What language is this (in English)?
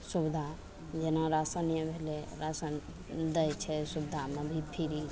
Maithili